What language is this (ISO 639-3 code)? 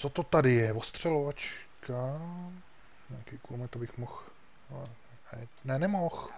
ces